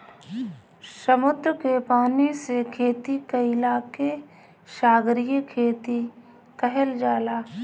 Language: Bhojpuri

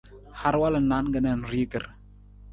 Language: Nawdm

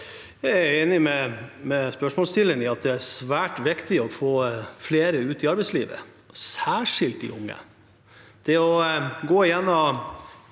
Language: Norwegian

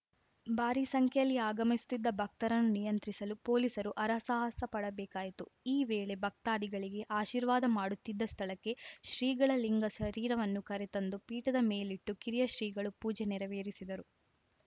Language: Kannada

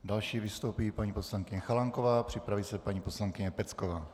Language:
Czech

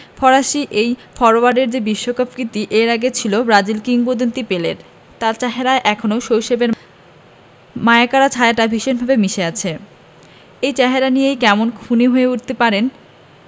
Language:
Bangla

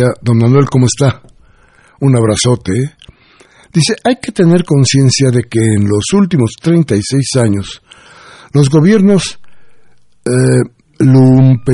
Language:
Spanish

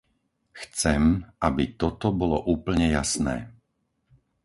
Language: Slovak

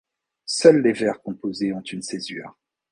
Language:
French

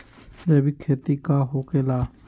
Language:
Magahi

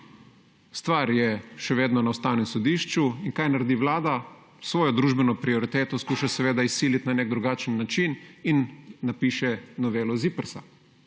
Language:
Slovenian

